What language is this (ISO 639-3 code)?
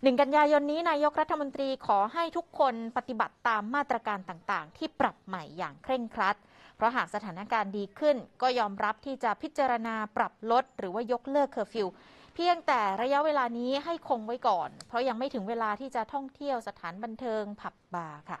tha